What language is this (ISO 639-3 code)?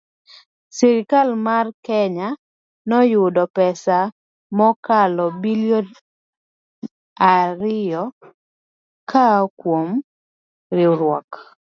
luo